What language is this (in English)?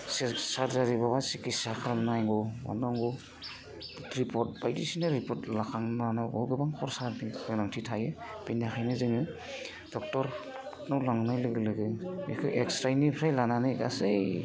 Bodo